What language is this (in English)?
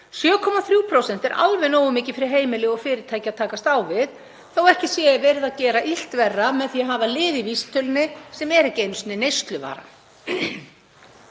Icelandic